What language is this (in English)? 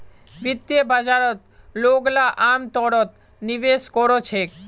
Magahi